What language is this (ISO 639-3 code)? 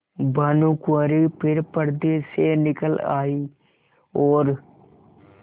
hin